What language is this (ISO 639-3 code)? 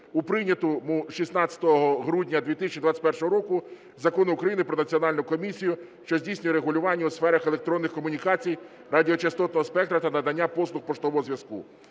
ukr